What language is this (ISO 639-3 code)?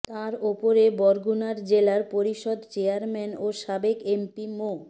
ben